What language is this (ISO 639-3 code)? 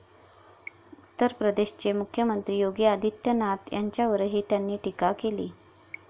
mar